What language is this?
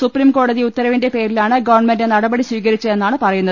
Malayalam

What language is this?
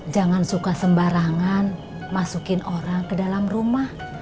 Indonesian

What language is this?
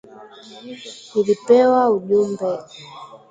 Swahili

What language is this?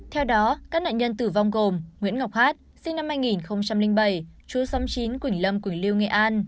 Vietnamese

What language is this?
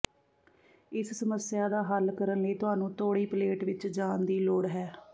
Punjabi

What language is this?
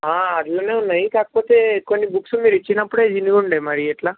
Telugu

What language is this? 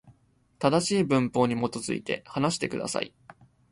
Japanese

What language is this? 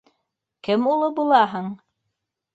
Bashkir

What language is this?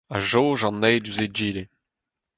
Breton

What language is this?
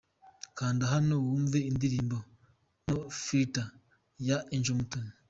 Kinyarwanda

